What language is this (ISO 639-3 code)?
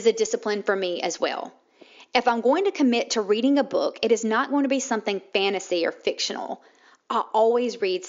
eng